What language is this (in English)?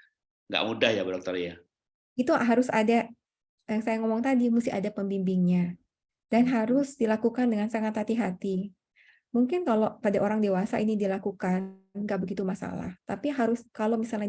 Indonesian